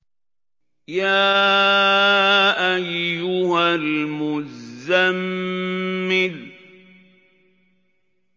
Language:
Arabic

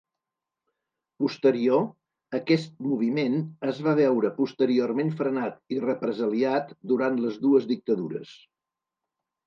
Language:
Catalan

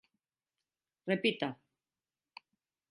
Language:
Galician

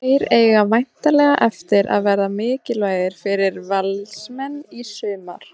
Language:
Icelandic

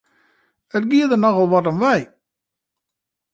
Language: Western Frisian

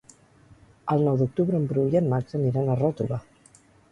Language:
Catalan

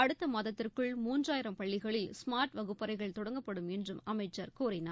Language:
Tamil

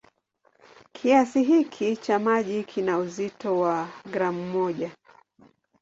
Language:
Swahili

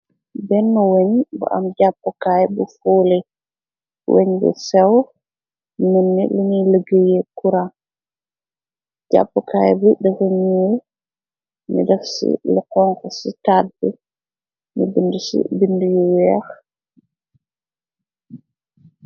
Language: Wolof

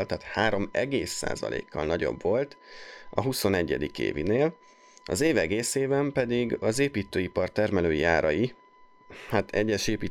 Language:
Hungarian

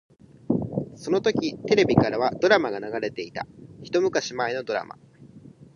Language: Japanese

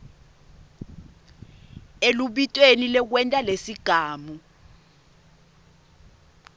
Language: Swati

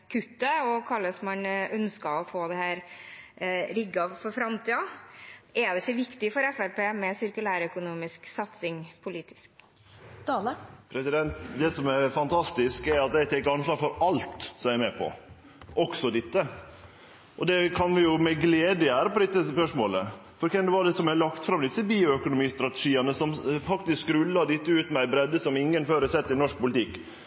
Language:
Norwegian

